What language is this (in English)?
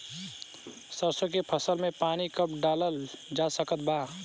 Bhojpuri